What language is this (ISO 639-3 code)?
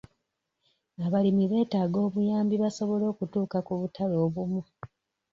lug